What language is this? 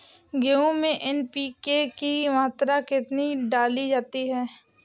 Hindi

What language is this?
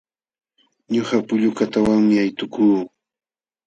Jauja Wanca Quechua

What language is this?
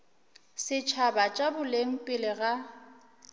Northern Sotho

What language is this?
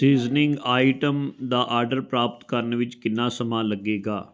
Punjabi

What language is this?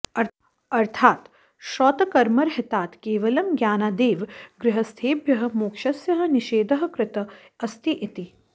Sanskrit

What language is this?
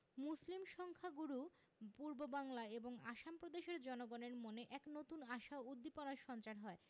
Bangla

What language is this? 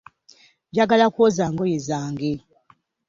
Ganda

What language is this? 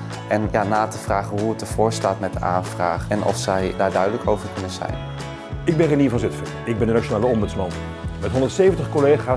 Dutch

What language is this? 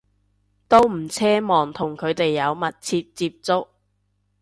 Cantonese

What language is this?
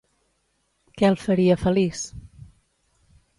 Catalan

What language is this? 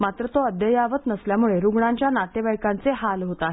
Marathi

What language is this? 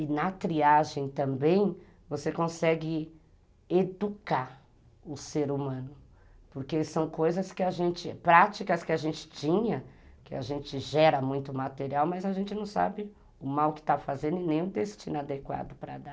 Portuguese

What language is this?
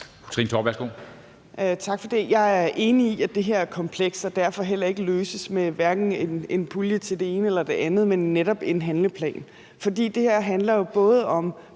Danish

